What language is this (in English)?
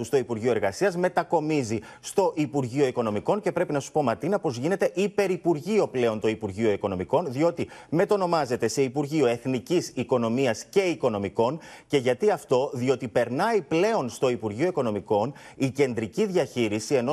Greek